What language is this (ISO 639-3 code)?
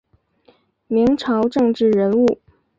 zho